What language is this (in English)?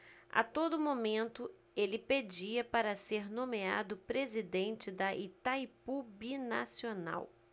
Portuguese